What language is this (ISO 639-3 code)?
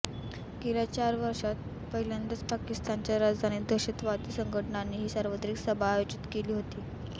mar